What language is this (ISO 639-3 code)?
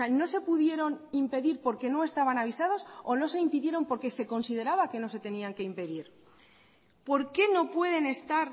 spa